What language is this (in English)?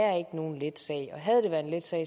Danish